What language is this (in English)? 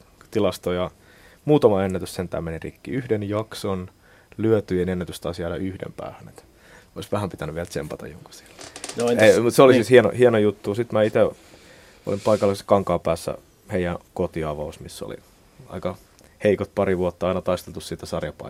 Finnish